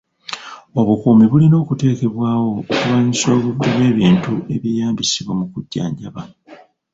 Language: Ganda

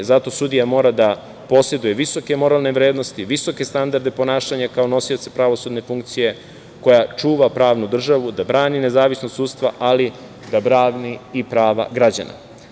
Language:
Serbian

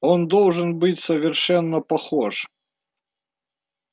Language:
Russian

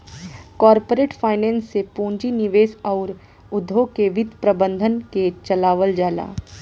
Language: Bhojpuri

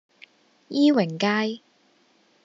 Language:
Cantonese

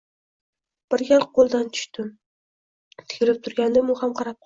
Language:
Uzbek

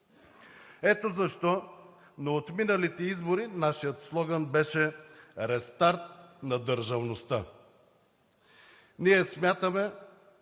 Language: Bulgarian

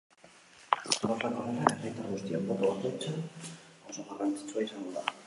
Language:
Basque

